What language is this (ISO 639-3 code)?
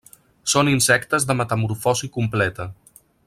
cat